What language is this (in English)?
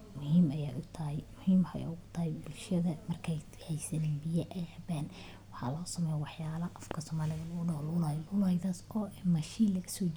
Somali